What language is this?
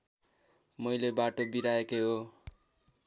Nepali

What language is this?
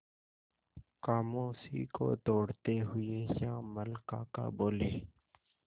Hindi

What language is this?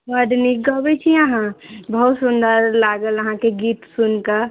Maithili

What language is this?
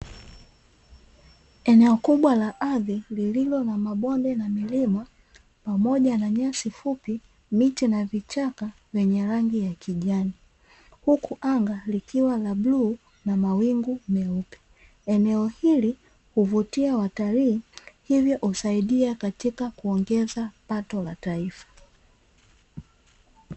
Swahili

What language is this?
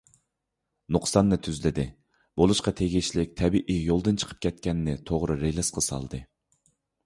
Uyghur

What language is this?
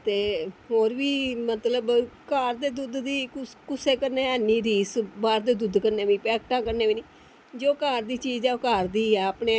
Dogri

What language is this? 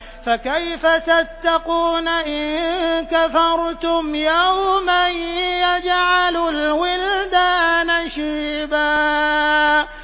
Arabic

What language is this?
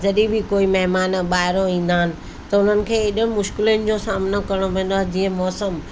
Sindhi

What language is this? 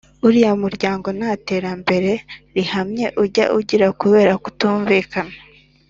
Kinyarwanda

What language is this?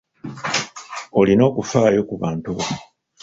Ganda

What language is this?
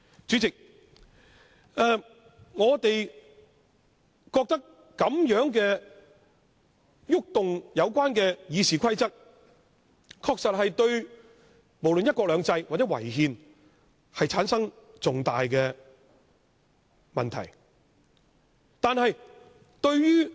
Cantonese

